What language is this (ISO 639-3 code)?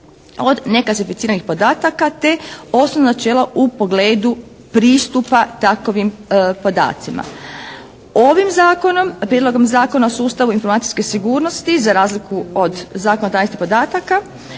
hrv